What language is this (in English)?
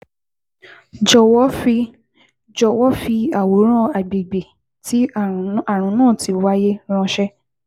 Yoruba